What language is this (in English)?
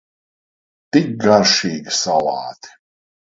Latvian